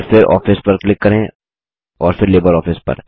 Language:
Hindi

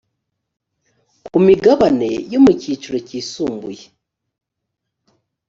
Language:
Kinyarwanda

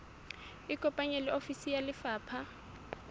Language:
Southern Sotho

